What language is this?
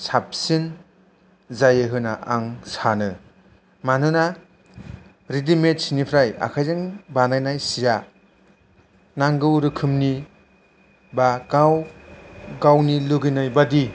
Bodo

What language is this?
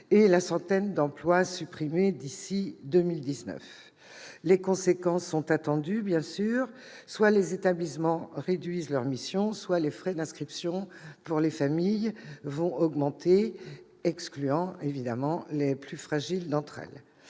French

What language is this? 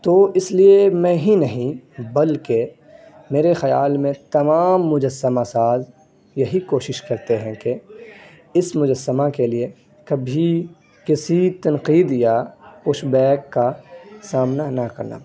Urdu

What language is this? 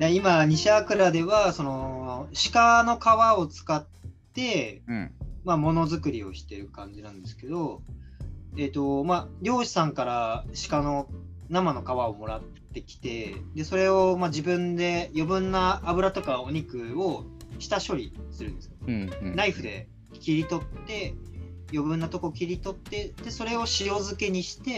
Japanese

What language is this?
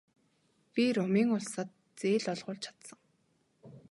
Mongolian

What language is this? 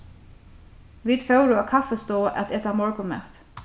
Faroese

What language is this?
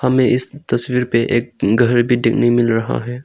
Hindi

